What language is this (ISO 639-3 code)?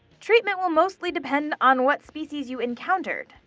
eng